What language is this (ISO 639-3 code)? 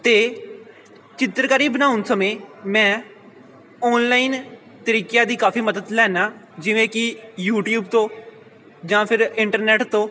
pan